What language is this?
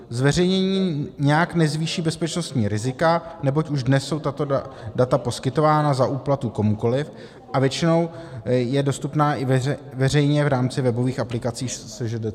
Czech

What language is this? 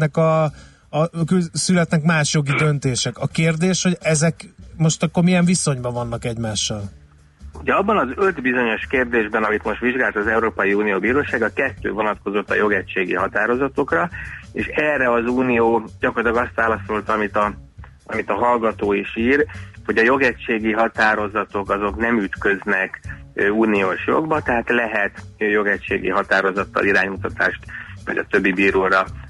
Hungarian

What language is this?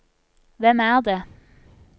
Norwegian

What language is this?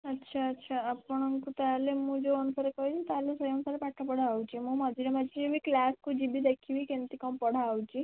Odia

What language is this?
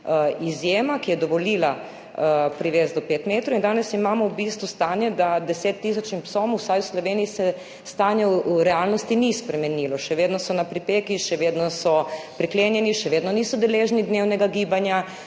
Slovenian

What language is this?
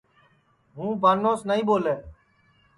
Sansi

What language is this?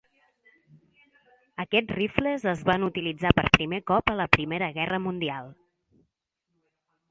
Catalan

